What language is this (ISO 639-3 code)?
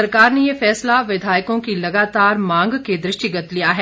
hin